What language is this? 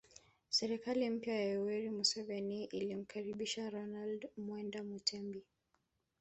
Swahili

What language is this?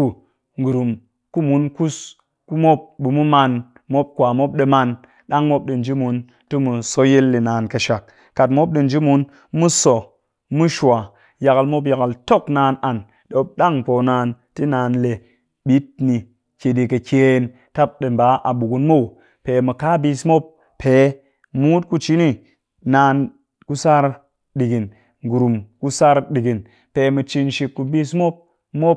Cakfem-Mushere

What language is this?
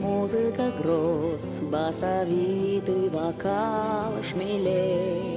Russian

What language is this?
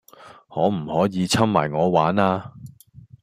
Cantonese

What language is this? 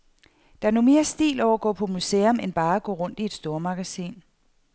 Danish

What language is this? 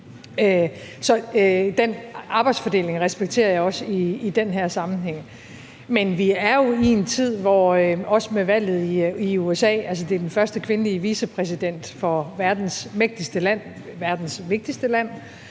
Danish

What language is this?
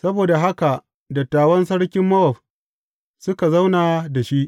Hausa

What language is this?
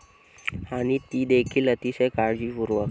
Marathi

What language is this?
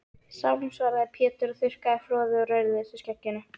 Icelandic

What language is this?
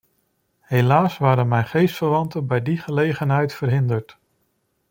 Dutch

